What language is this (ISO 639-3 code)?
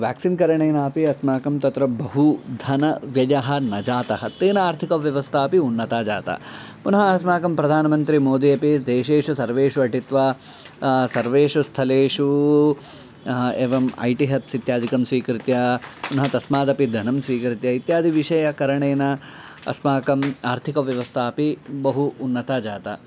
san